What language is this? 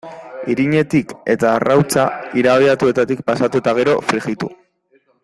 Basque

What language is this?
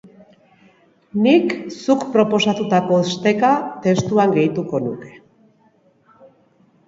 Basque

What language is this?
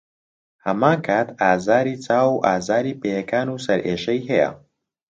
Central Kurdish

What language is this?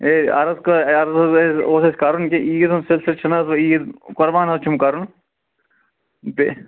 Kashmiri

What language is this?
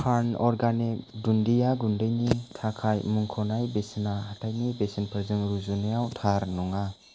Bodo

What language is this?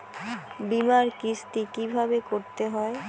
Bangla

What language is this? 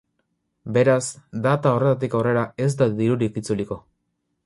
Basque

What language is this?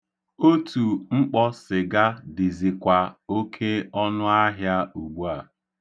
Igbo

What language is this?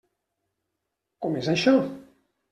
Catalan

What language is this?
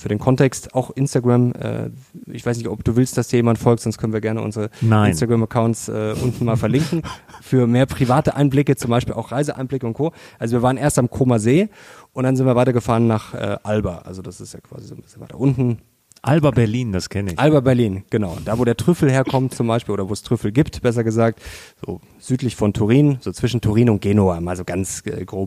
German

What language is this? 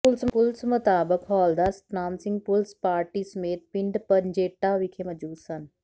Punjabi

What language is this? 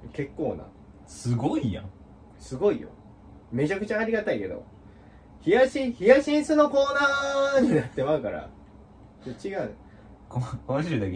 Japanese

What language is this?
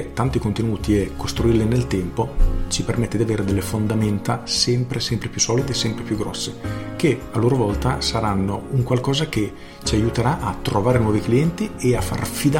Italian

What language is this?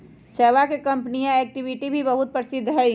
Magahi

